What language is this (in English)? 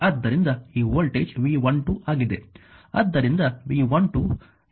Kannada